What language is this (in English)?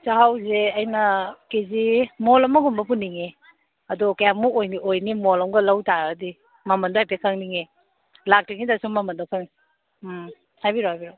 Manipuri